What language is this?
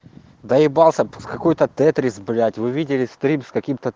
Russian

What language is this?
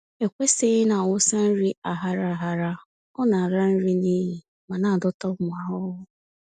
Igbo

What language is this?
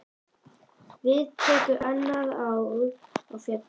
Icelandic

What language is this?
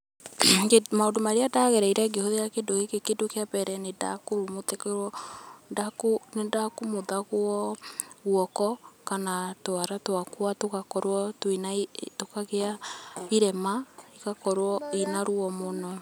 Kikuyu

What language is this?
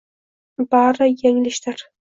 Uzbek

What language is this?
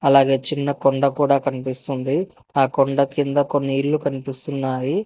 Telugu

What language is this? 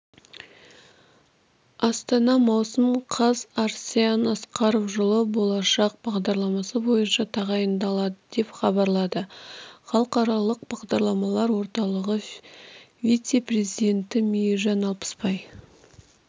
Kazakh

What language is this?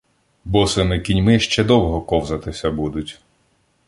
Ukrainian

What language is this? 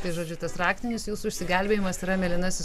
Lithuanian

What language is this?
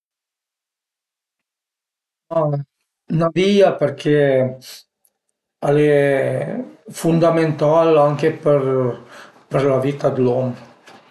Piedmontese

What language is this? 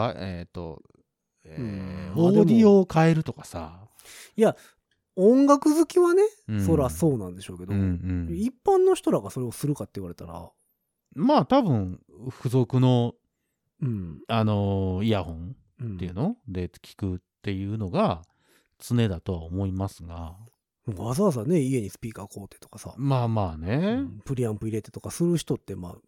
Japanese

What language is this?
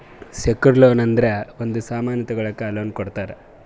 Kannada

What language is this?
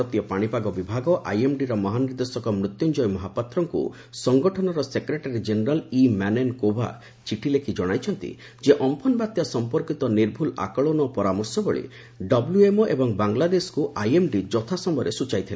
Odia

